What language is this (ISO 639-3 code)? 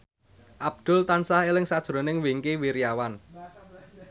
jav